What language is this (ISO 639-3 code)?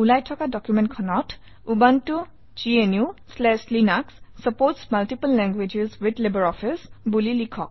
asm